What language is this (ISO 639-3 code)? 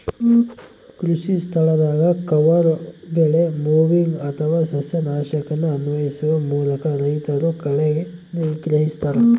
kan